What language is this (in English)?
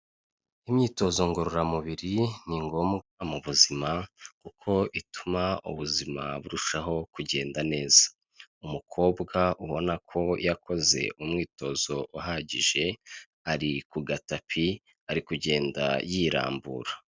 Kinyarwanda